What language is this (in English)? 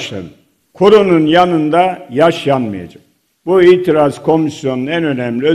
Turkish